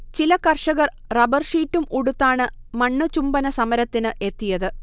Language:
Malayalam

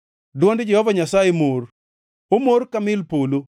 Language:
Luo (Kenya and Tanzania)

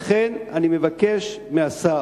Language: Hebrew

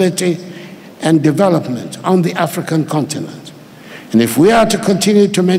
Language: English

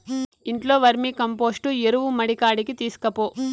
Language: Telugu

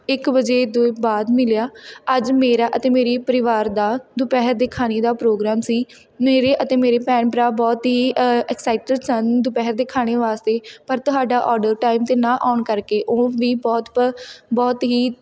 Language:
Punjabi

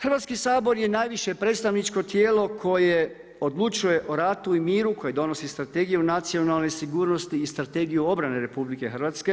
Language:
Croatian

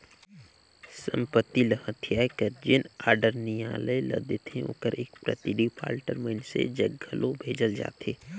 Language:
Chhattisgarhi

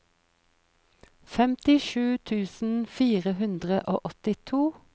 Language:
Norwegian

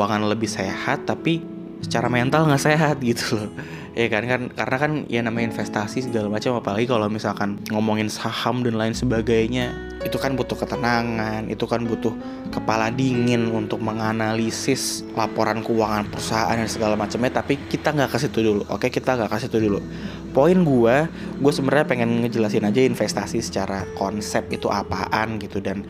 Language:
Indonesian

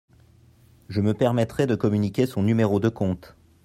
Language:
French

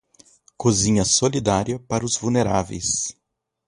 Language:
Portuguese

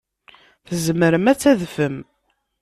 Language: Kabyle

